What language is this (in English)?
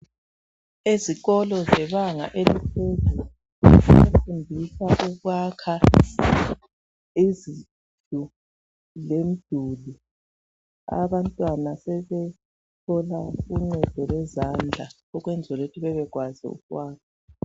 North Ndebele